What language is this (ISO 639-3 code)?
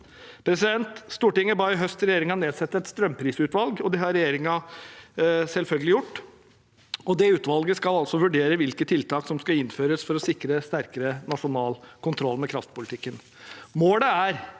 nor